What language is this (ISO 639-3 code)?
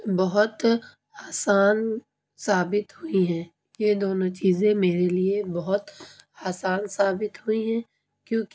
urd